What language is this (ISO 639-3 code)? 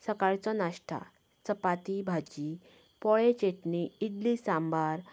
kok